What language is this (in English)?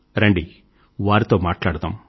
Telugu